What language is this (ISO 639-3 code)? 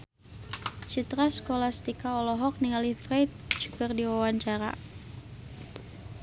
sun